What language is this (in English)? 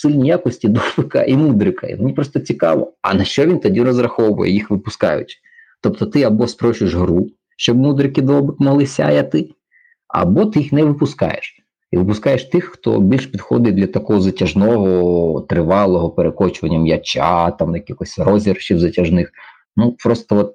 Ukrainian